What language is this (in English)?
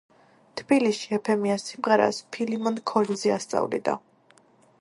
Georgian